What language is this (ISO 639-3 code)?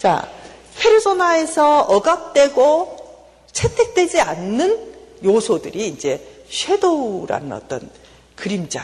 kor